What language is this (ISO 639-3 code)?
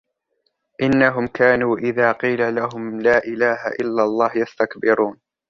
ara